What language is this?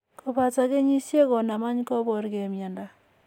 Kalenjin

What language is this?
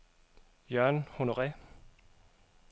Danish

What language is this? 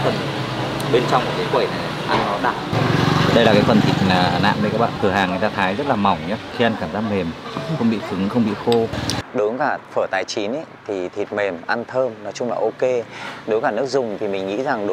Vietnamese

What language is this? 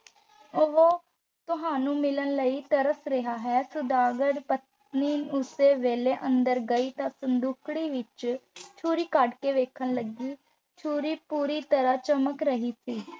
Punjabi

